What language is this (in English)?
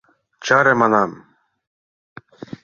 Mari